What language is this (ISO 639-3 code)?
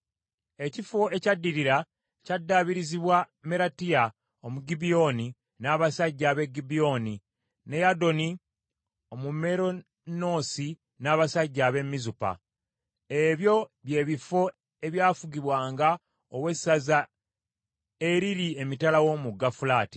lug